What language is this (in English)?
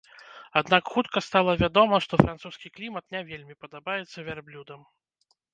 Belarusian